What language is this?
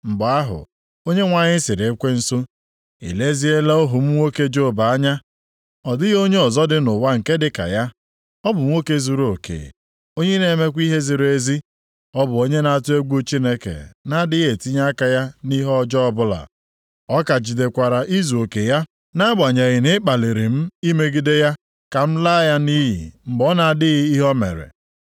Igbo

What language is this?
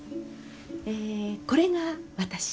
Japanese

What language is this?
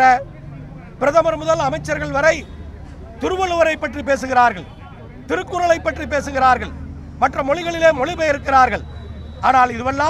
Romanian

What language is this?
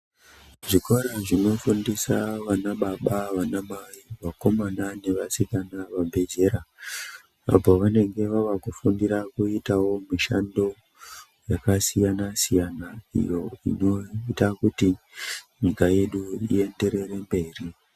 Ndau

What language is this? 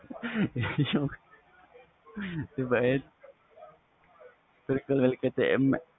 Punjabi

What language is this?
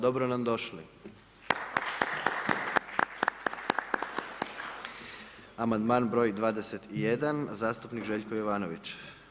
Croatian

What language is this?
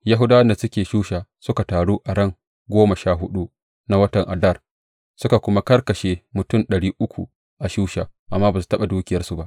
Hausa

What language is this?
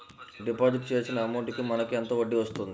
Telugu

